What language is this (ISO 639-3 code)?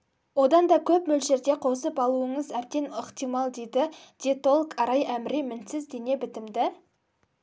kaz